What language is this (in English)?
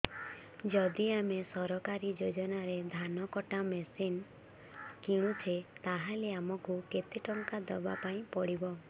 Odia